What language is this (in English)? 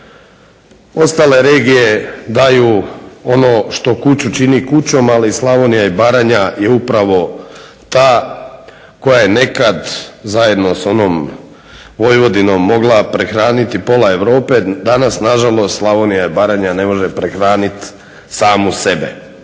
Croatian